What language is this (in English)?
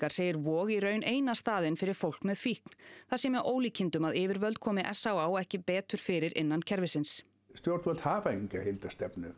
Icelandic